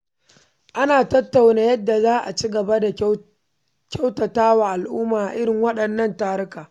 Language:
Hausa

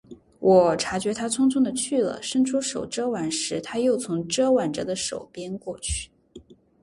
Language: Chinese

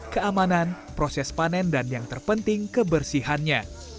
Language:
Indonesian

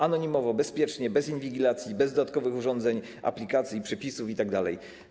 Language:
Polish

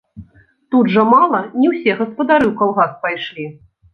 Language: Belarusian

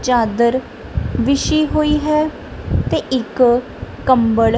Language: Punjabi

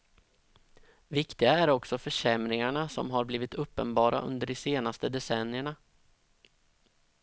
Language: Swedish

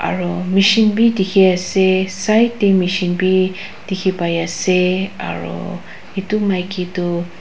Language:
Naga Pidgin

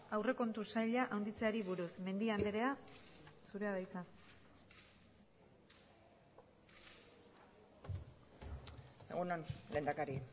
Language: Basque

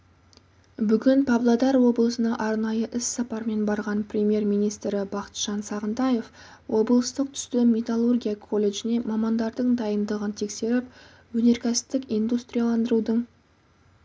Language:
Kazakh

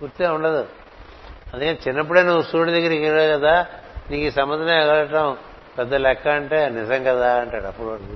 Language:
Telugu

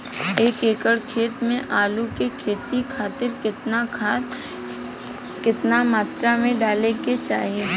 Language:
Bhojpuri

